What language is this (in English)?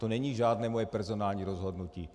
Czech